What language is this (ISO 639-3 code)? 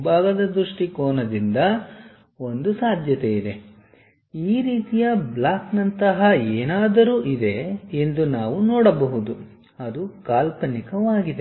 kan